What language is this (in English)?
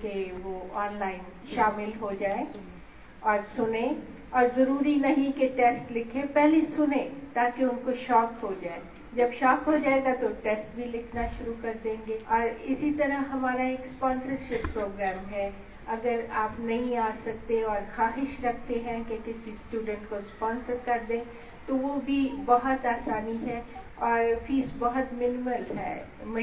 Urdu